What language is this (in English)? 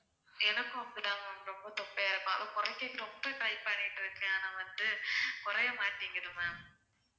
Tamil